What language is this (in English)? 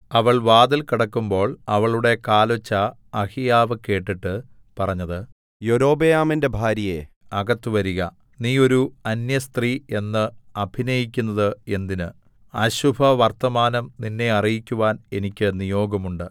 Malayalam